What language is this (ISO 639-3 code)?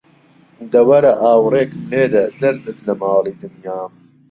ckb